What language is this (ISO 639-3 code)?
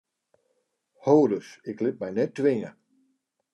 fry